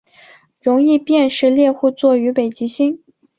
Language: Chinese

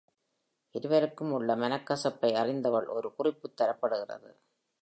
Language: Tamil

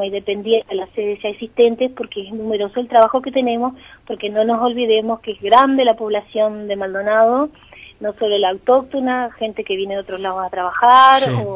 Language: Spanish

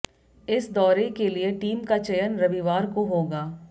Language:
Hindi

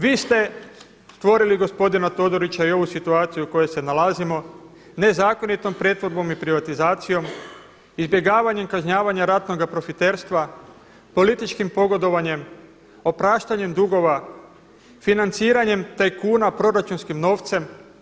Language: Croatian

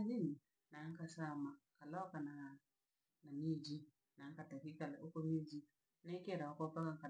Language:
Langi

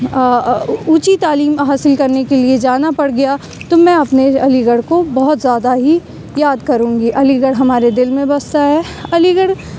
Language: Urdu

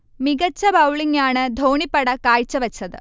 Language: Malayalam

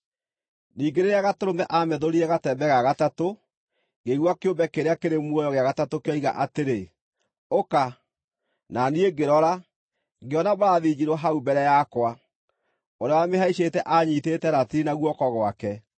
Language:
Kikuyu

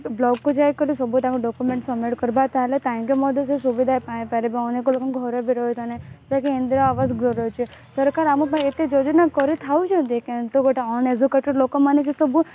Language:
Odia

